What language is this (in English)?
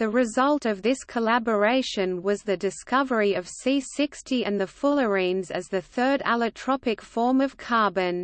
English